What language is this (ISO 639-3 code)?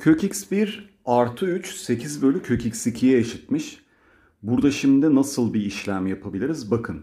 tur